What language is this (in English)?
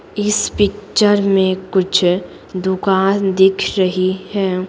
Hindi